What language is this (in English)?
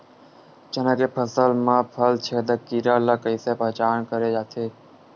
Chhattisgarhi